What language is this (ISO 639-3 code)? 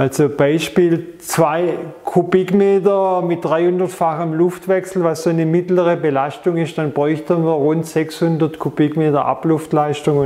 deu